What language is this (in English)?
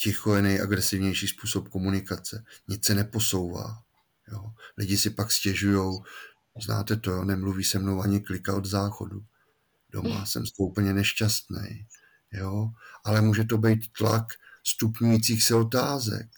Czech